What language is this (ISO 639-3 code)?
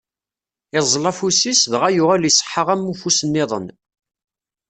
kab